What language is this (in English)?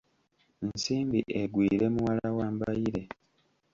Ganda